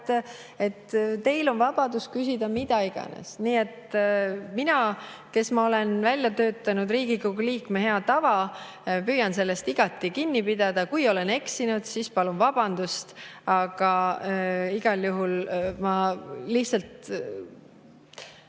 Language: Estonian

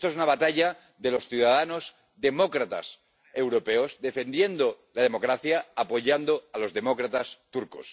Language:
Spanish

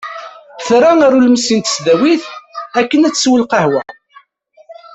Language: Kabyle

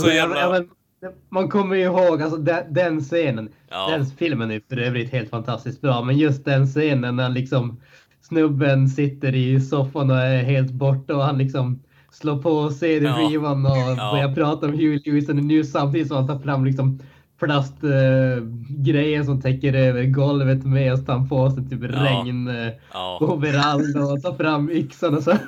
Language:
Swedish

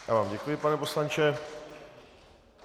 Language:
Czech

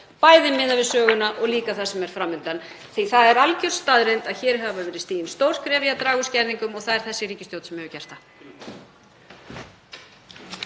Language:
Icelandic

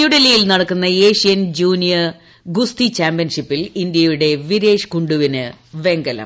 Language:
Malayalam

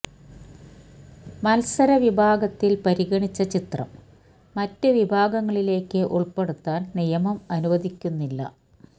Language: Malayalam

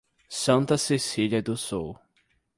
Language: Portuguese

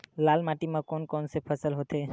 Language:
Chhattisgarhi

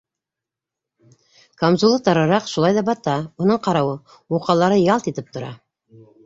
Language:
Bashkir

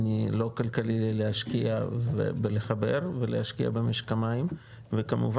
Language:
Hebrew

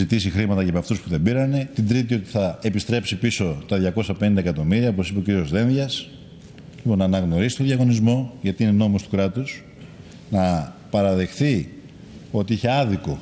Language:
Greek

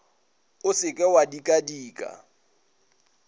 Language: Northern Sotho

